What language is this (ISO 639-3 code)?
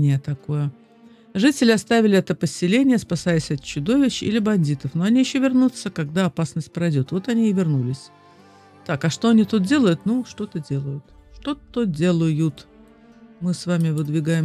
rus